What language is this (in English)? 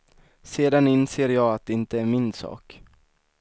Swedish